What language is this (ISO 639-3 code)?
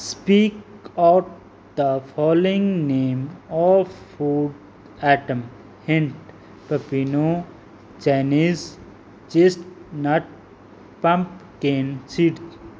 pan